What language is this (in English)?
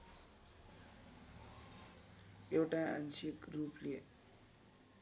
Nepali